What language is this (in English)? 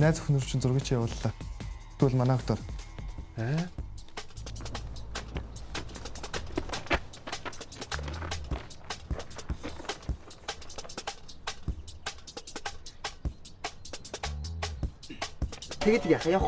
Korean